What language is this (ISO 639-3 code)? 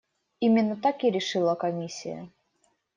rus